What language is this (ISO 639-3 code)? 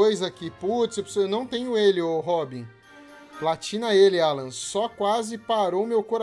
por